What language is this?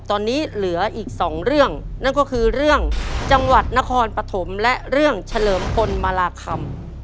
Thai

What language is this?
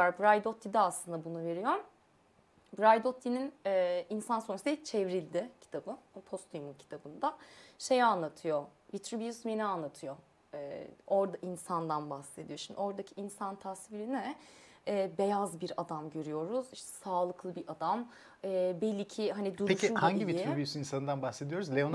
Turkish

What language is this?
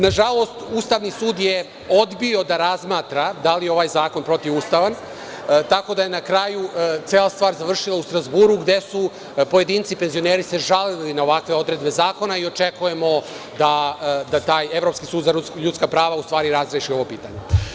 Serbian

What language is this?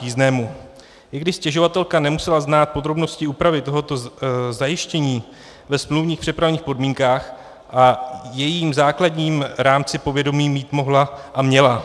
Czech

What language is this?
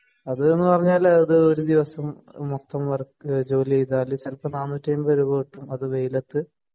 Malayalam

